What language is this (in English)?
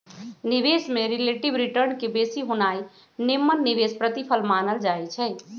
Magahi